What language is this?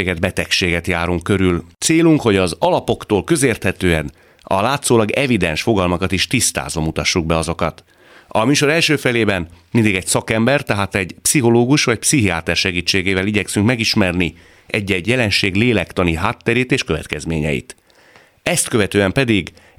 Hungarian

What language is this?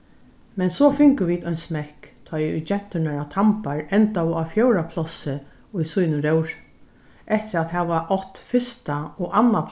Faroese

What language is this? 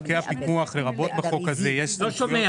Hebrew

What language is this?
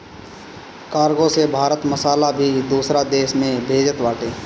Bhojpuri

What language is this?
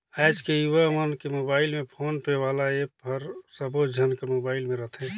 Chhattisgarhi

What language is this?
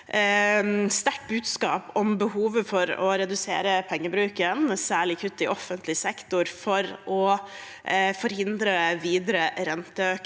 Norwegian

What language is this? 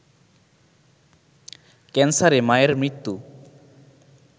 Bangla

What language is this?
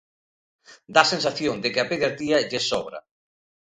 Galician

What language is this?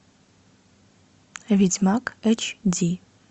Russian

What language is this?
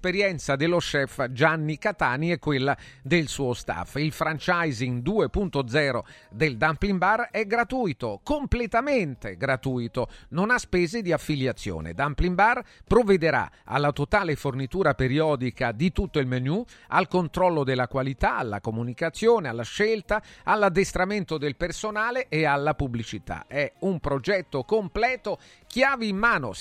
Italian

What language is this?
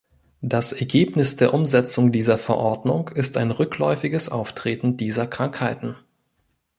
German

